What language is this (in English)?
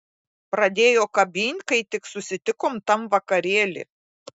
Lithuanian